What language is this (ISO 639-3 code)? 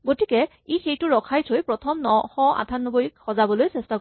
asm